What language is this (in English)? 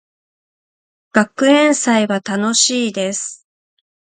Japanese